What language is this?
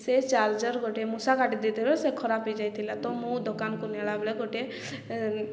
Odia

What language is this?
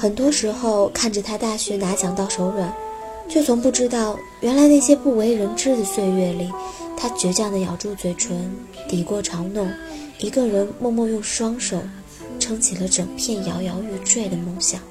Chinese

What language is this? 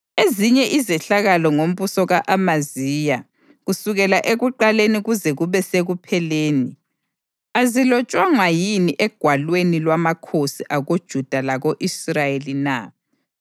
North Ndebele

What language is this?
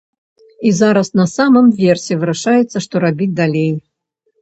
Belarusian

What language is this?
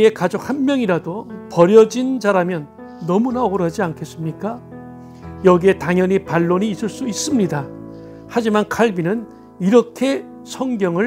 Korean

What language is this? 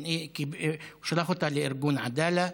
Hebrew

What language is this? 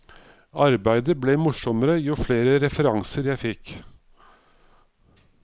Norwegian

